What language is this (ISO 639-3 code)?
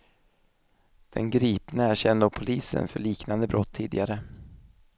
swe